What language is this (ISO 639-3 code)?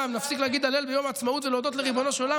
heb